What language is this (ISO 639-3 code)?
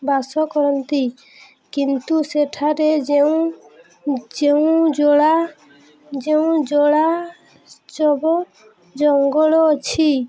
ori